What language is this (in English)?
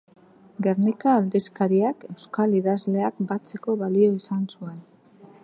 Basque